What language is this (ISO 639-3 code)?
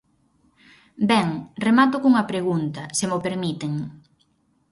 glg